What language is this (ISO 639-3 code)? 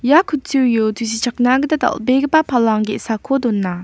grt